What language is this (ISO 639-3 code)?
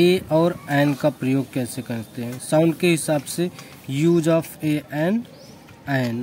hin